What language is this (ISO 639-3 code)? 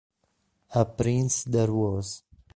ita